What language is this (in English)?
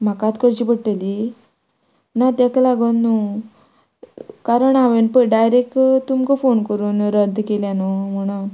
Konkani